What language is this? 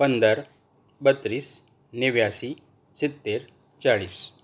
Gujarati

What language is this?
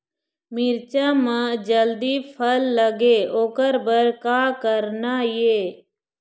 Chhattisgarhi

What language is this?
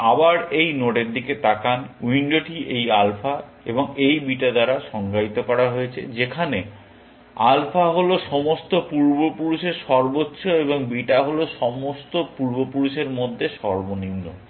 Bangla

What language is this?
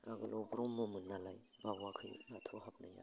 Bodo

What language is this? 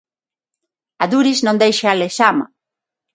Galician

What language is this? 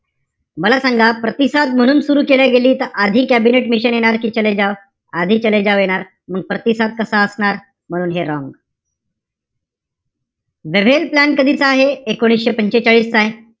Marathi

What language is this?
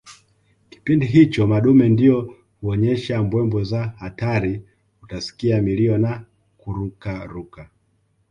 Swahili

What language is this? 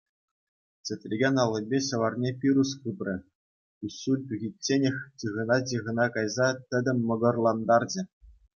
Chuvash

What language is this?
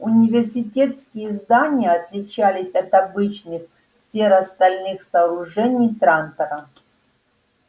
Russian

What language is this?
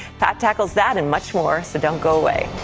English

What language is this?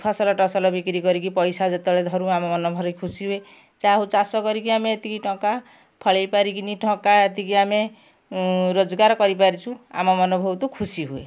Odia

